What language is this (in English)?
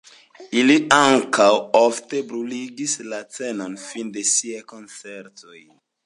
Esperanto